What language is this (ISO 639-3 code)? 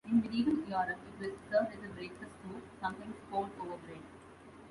eng